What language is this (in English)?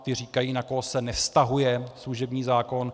Czech